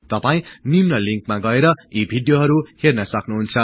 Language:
Nepali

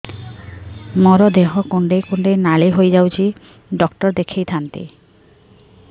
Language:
Odia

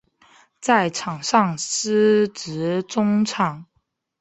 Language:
Chinese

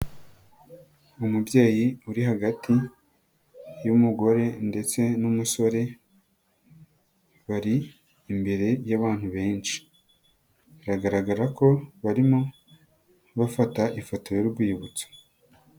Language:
Kinyarwanda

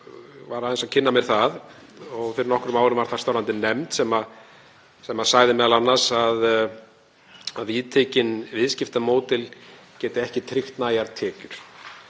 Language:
Icelandic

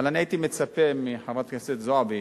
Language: Hebrew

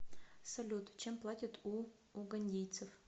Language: Russian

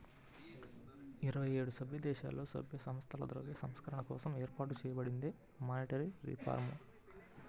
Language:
Telugu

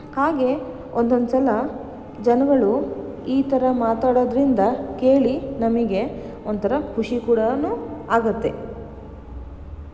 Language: Kannada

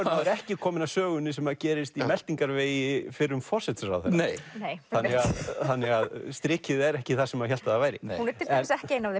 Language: Icelandic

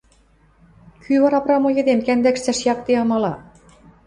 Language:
Western Mari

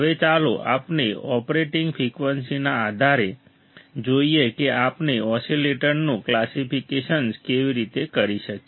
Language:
Gujarati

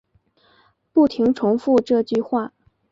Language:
Chinese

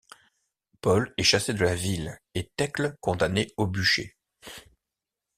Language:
French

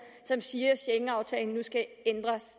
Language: Danish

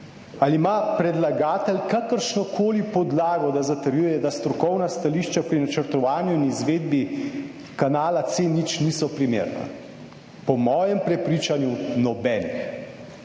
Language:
Slovenian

